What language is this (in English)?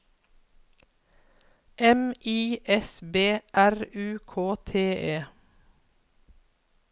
Norwegian